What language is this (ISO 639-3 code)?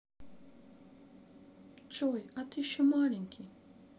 rus